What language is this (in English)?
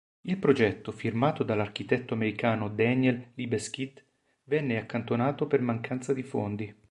Italian